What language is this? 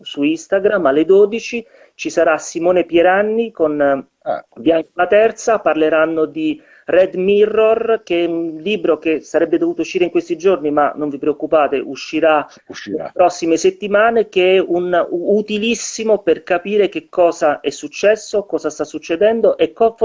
Italian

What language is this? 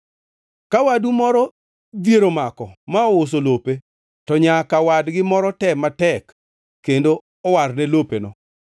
Luo (Kenya and Tanzania)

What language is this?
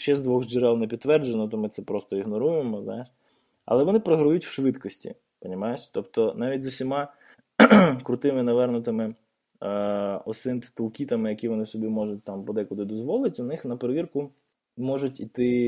Ukrainian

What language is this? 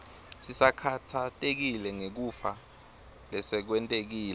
Swati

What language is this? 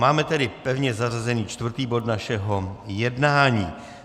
Czech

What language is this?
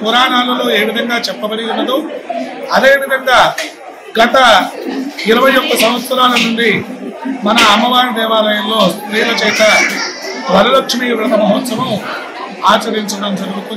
Hindi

